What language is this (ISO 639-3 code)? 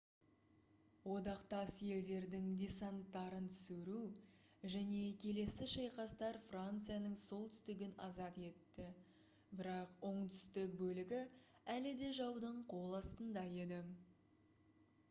kaz